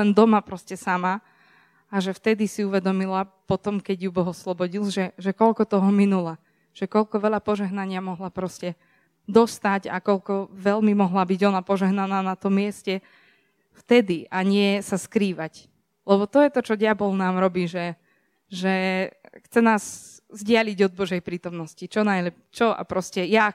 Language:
Slovak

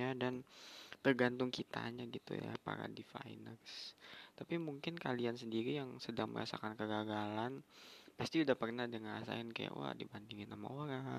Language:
Indonesian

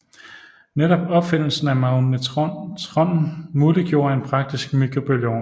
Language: Danish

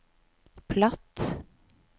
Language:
Norwegian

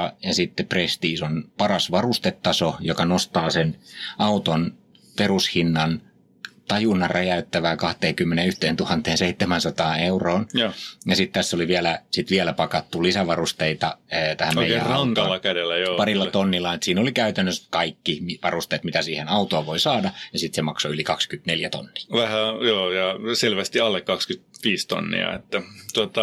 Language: Finnish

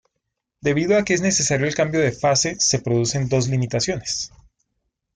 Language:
Spanish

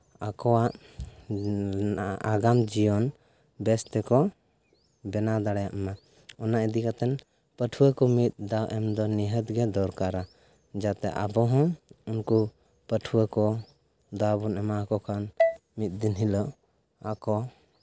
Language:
Santali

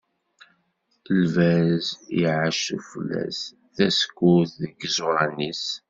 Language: Kabyle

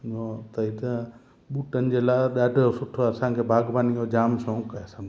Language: Sindhi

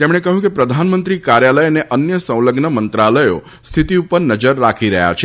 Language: Gujarati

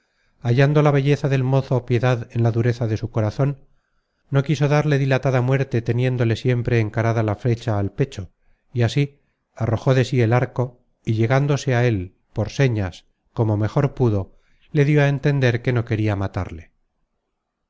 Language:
Spanish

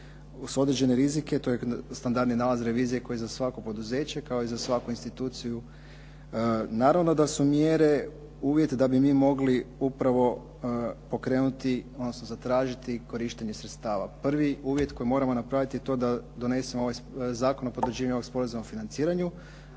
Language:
Croatian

